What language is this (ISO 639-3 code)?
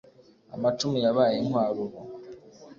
kin